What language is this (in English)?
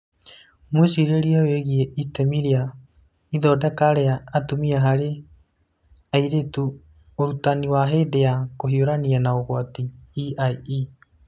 Kikuyu